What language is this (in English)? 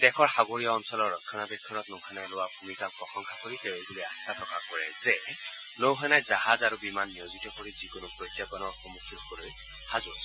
Assamese